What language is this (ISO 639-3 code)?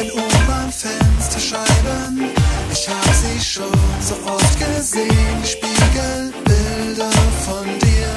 pol